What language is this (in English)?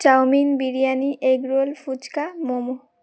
Bangla